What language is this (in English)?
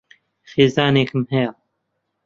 Central Kurdish